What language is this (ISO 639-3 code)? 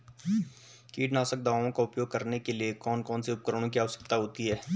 hin